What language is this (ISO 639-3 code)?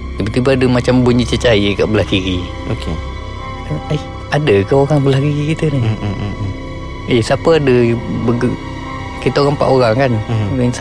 msa